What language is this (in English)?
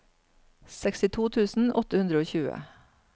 Norwegian